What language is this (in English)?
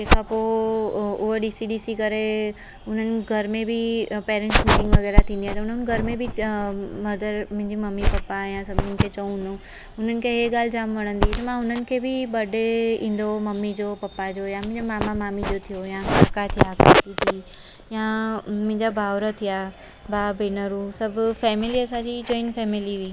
Sindhi